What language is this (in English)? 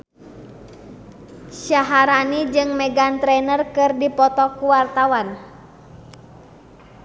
Sundanese